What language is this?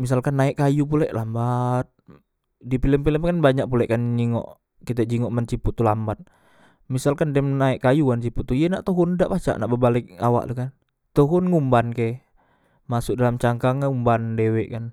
Musi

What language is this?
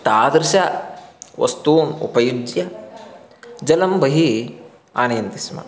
Sanskrit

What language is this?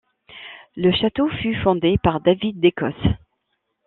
French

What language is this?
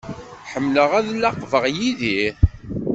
Kabyle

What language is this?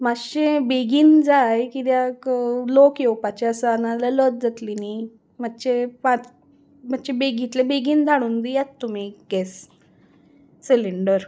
Konkani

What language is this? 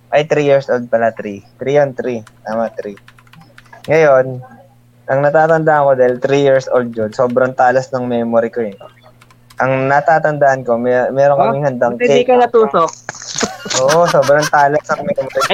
Filipino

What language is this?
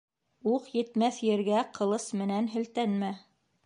Bashkir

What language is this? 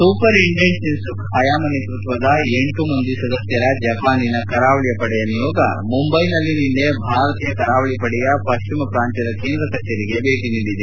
Kannada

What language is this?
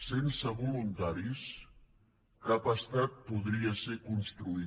Catalan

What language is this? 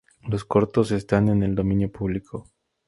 Spanish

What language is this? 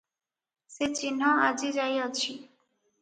Odia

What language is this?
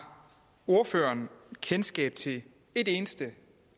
Danish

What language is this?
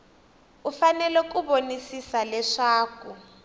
Tsonga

